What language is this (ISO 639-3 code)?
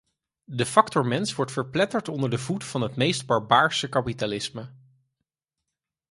nld